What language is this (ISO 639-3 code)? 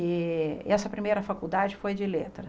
por